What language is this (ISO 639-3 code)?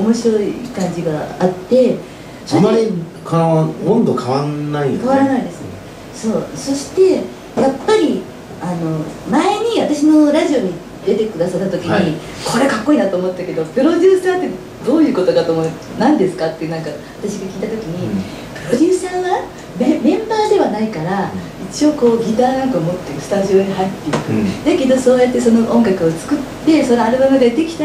jpn